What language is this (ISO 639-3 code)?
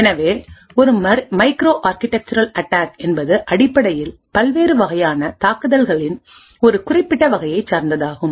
tam